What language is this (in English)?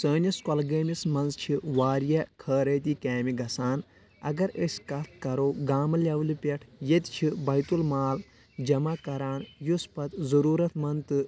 Kashmiri